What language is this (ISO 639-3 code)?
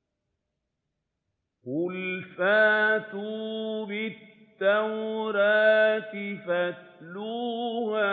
ara